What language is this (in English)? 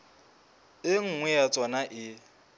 Southern Sotho